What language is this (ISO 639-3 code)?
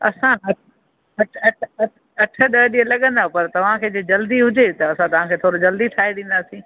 snd